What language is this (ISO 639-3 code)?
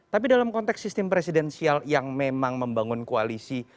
ind